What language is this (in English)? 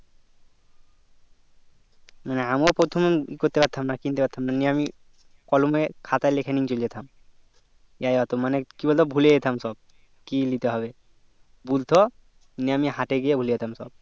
Bangla